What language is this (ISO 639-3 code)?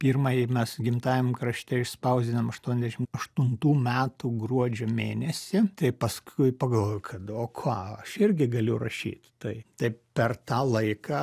lit